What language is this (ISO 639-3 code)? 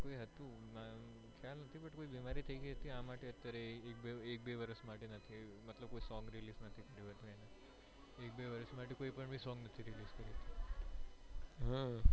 guj